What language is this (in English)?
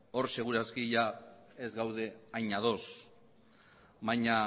Basque